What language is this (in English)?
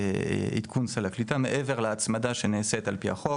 Hebrew